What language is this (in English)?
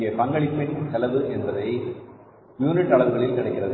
Tamil